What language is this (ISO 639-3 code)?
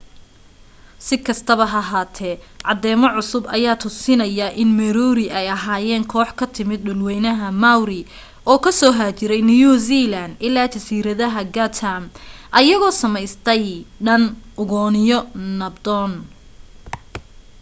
som